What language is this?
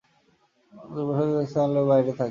Bangla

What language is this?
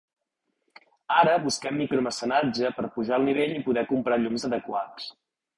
Catalan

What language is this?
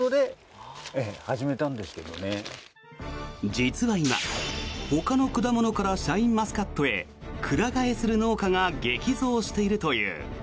Japanese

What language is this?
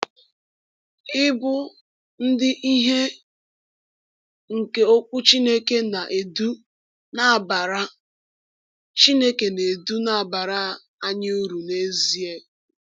Igbo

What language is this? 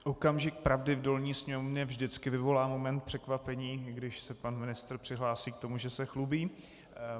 Czech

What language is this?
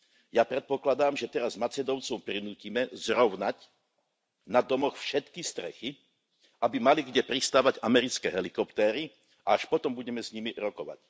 Slovak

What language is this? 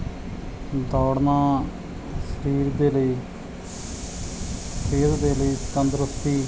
Punjabi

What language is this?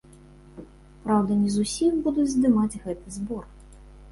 Belarusian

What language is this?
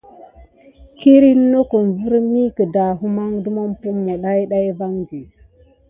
Gidar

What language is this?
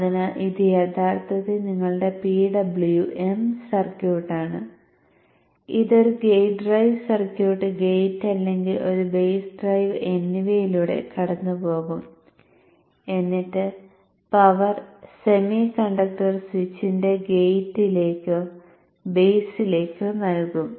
Malayalam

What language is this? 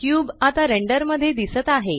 Marathi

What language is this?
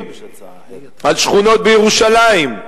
Hebrew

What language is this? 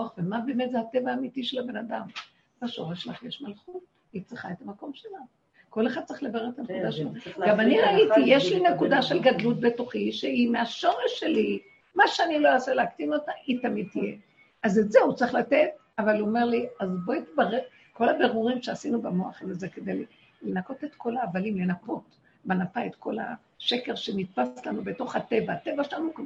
Hebrew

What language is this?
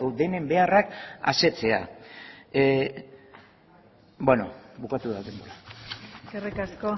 Basque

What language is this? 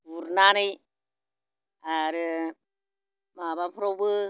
Bodo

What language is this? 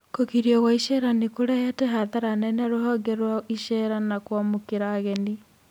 Kikuyu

